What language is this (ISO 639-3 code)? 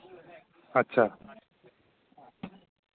doi